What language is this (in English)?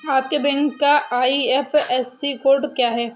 Hindi